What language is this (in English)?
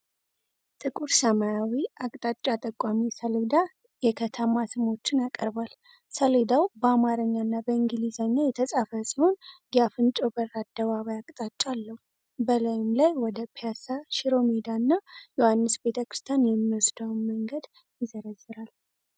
Amharic